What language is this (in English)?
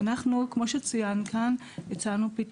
Hebrew